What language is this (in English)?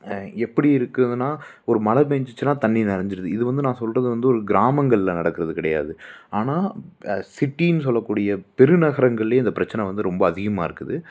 Tamil